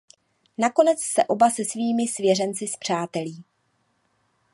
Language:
Czech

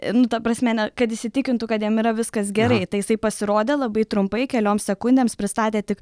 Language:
Lithuanian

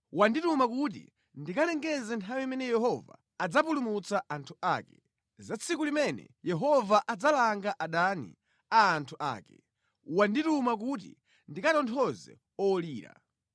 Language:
Nyanja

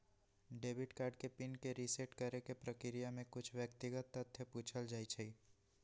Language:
Magahi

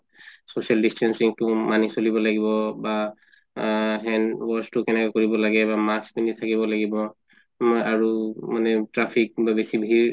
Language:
Assamese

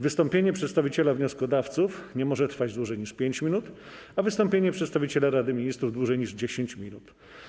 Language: Polish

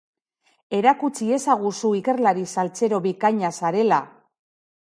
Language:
Basque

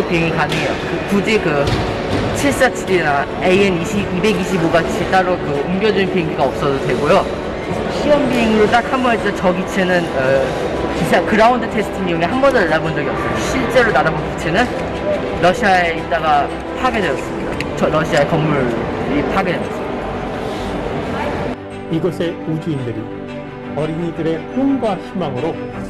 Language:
Korean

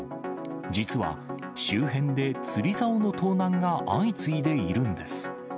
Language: Japanese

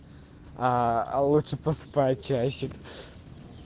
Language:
Russian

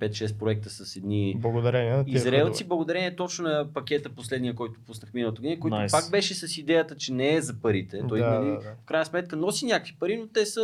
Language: Bulgarian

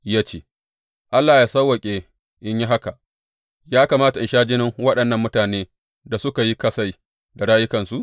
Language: Hausa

